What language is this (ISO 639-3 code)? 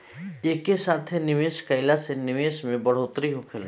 bho